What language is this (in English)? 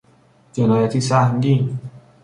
Persian